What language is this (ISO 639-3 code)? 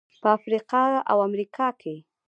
pus